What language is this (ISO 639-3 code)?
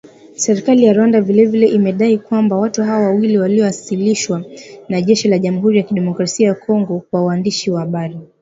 swa